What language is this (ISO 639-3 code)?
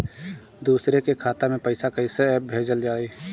bho